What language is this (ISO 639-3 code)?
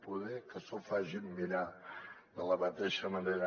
cat